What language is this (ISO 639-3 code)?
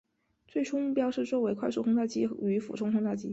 zho